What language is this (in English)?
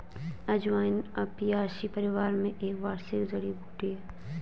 Hindi